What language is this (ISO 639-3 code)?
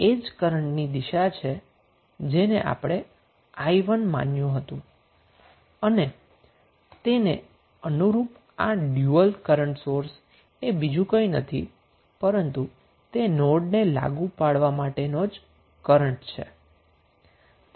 guj